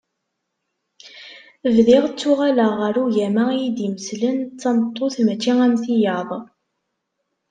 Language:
Kabyle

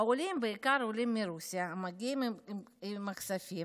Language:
Hebrew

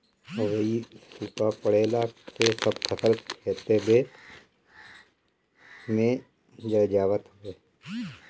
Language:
Bhojpuri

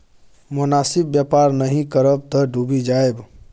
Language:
Maithili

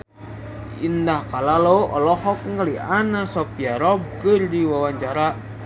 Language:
Sundanese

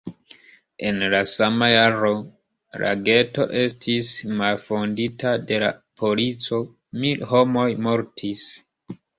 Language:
Esperanto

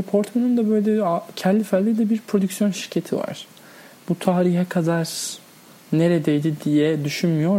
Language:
Turkish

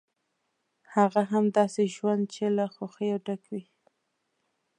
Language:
Pashto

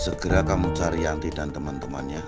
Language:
Indonesian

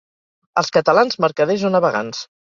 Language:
Catalan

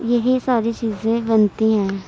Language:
Urdu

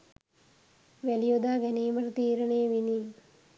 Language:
Sinhala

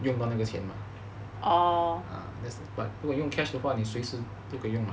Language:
English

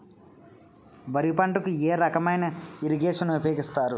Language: Telugu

